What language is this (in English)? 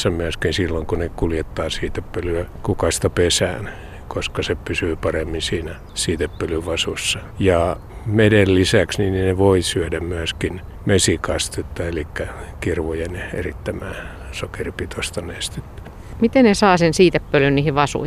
Finnish